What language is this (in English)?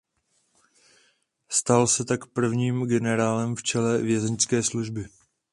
Czech